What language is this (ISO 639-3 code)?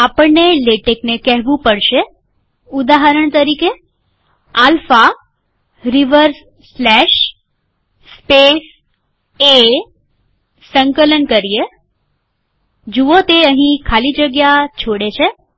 guj